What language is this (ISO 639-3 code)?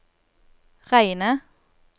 nor